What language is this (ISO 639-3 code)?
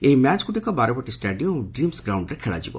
ori